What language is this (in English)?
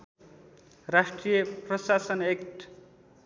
Nepali